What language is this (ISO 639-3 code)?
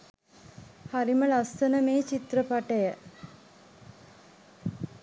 sin